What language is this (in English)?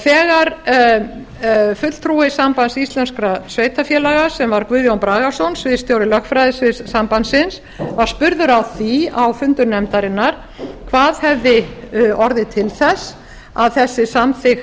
Icelandic